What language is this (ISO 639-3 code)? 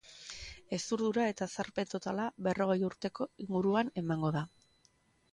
eus